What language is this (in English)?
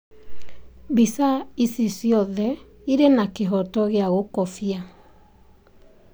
Kikuyu